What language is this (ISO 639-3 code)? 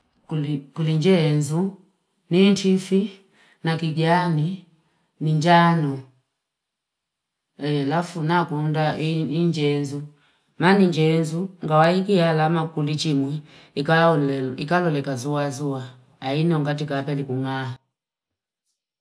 fip